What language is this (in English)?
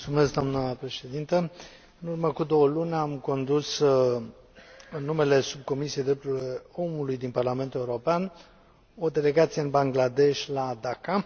Romanian